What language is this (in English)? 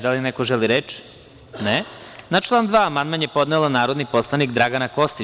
Serbian